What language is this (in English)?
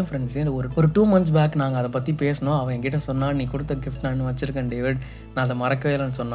Tamil